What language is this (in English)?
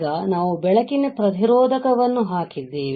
Kannada